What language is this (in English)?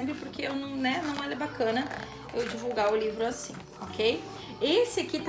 Portuguese